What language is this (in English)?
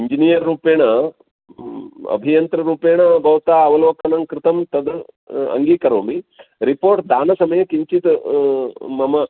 Sanskrit